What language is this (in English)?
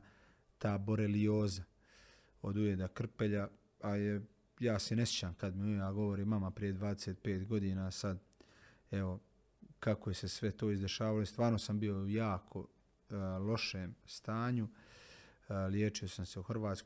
Croatian